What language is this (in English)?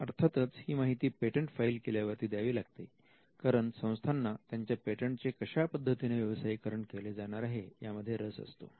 Marathi